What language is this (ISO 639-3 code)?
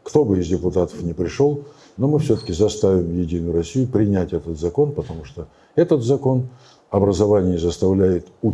rus